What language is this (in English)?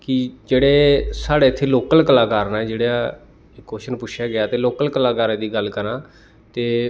Dogri